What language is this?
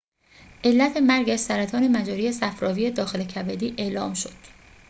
Persian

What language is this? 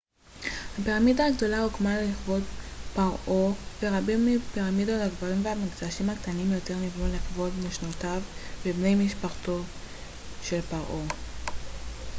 Hebrew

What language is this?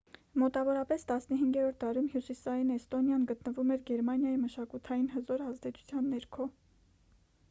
Armenian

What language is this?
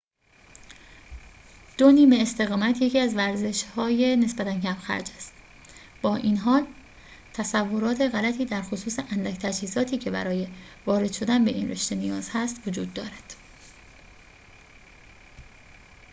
Persian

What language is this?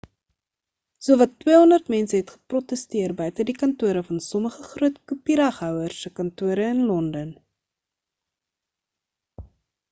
Afrikaans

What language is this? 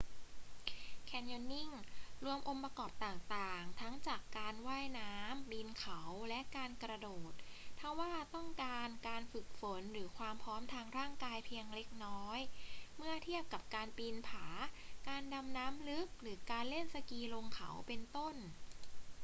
Thai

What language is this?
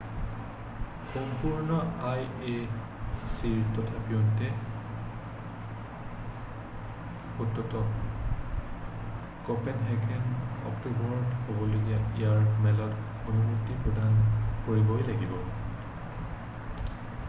Assamese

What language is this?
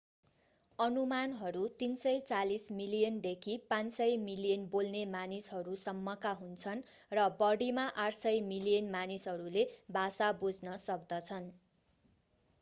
Nepali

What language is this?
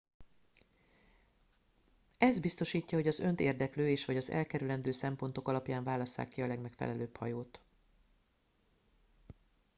Hungarian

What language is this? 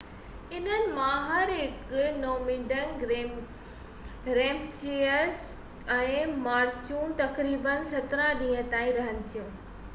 Sindhi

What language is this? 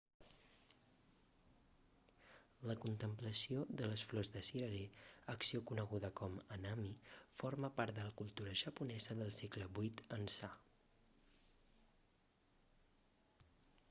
Catalan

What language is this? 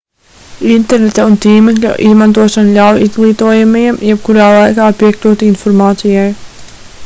Latvian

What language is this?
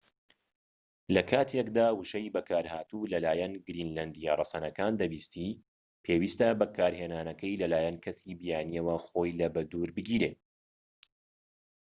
Central Kurdish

